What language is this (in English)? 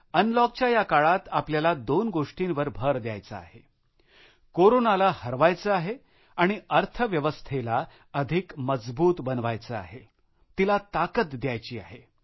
Marathi